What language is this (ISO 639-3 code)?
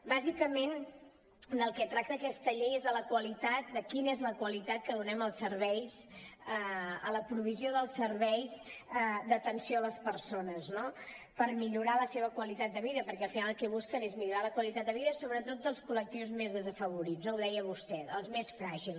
cat